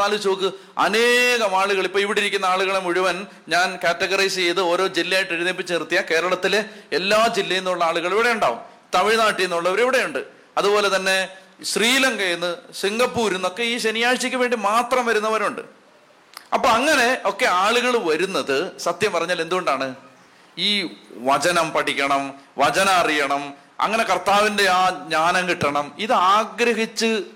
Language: Malayalam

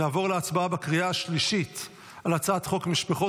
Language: Hebrew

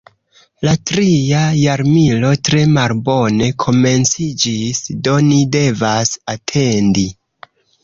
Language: Esperanto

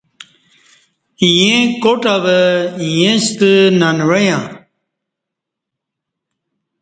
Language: Kati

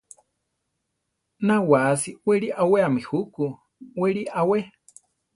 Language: Central Tarahumara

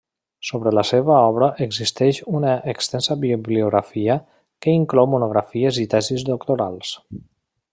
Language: Catalan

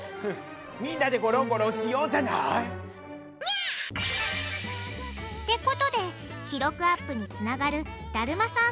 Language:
Japanese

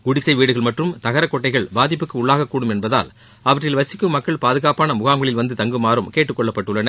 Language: Tamil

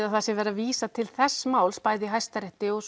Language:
Icelandic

